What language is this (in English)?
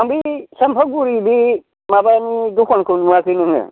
Bodo